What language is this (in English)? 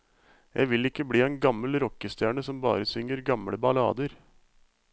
Norwegian